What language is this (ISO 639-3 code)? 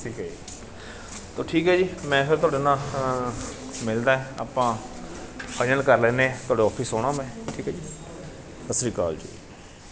pan